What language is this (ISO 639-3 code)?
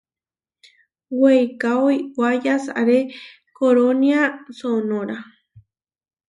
var